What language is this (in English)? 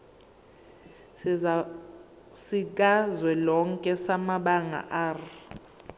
Zulu